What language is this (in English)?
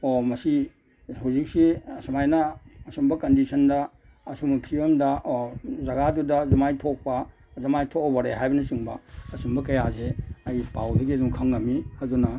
Manipuri